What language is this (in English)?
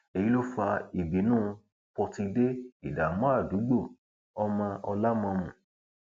Yoruba